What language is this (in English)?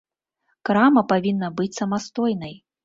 Belarusian